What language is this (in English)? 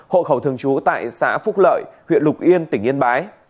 Vietnamese